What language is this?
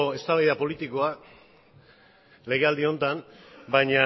Basque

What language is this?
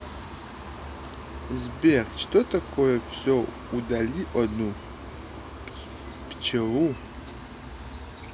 Russian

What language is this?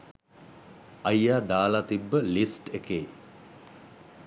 Sinhala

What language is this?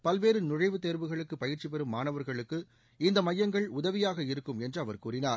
Tamil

